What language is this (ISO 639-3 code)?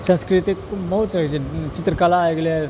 mai